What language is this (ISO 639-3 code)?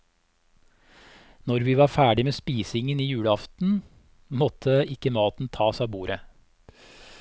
nor